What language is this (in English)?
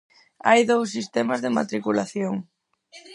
Galician